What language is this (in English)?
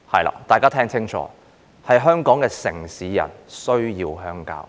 Cantonese